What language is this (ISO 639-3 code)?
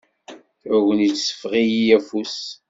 kab